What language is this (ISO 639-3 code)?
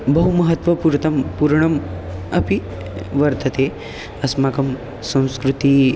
san